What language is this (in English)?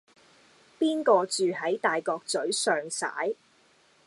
Cantonese